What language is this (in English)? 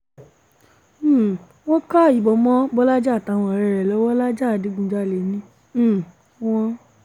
Yoruba